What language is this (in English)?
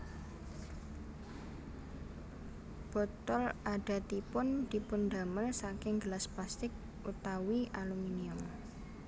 Javanese